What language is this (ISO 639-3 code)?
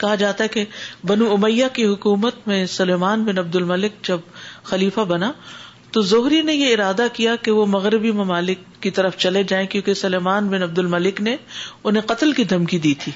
urd